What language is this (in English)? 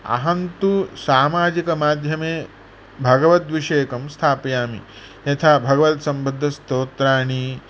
Sanskrit